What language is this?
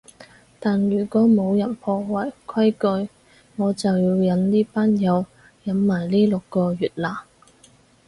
Cantonese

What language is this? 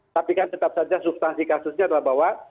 Indonesian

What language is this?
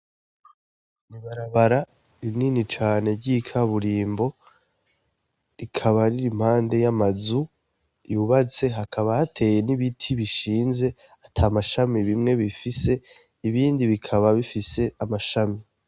Rundi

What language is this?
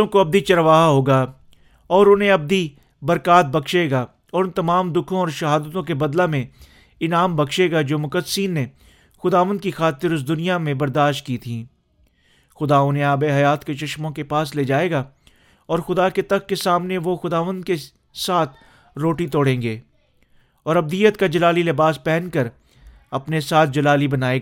Urdu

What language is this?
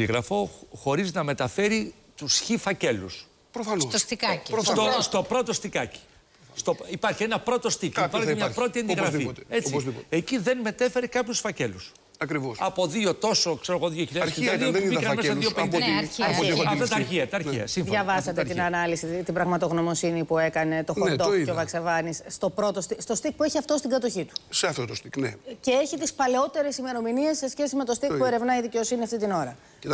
Greek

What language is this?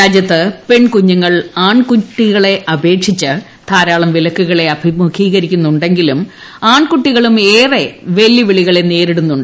Malayalam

